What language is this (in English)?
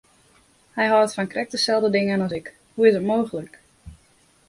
Western Frisian